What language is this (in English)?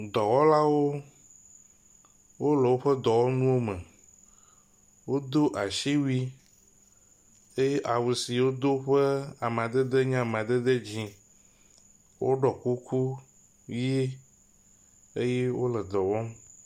Ewe